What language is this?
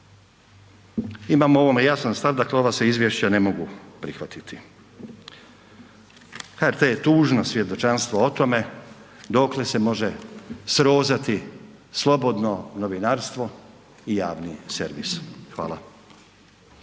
Croatian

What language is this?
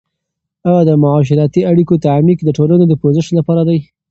Pashto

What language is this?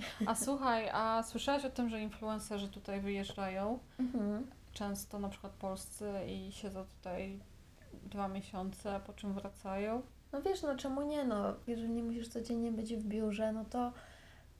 Polish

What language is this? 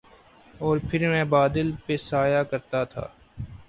Urdu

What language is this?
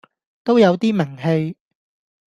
Cantonese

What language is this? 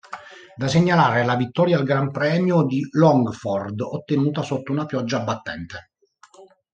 Italian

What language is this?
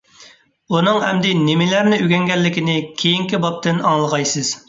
Uyghur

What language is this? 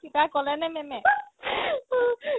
Assamese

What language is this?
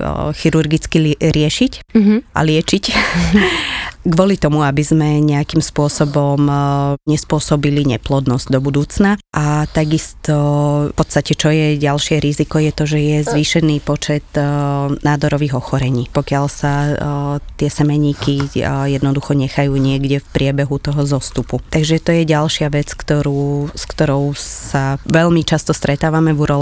Slovak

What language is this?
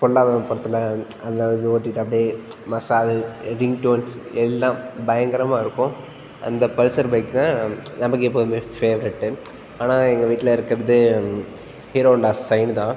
Tamil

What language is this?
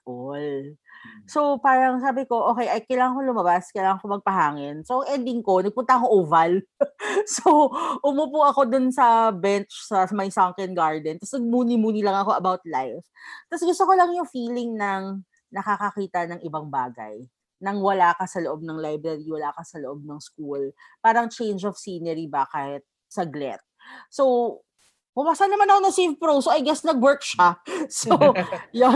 Filipino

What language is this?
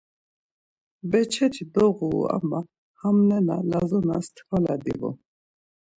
Laz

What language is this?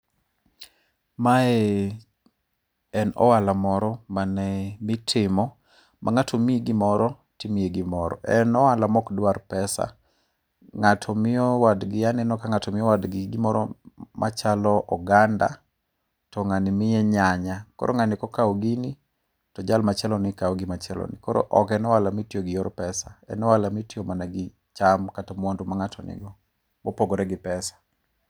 Luo (Kenya and Tanzania)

